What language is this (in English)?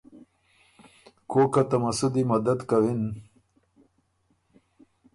Ormuri